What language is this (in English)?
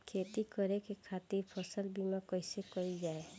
Bhojpuri